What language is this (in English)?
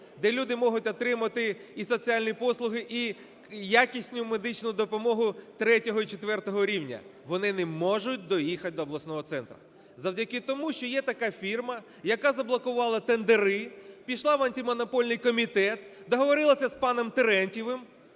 Ukrainian